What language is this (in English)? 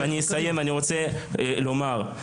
Hebrew